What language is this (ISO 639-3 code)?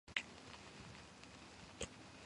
kat